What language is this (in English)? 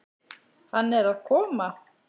Icelandic